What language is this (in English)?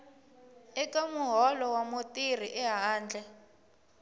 Tsonga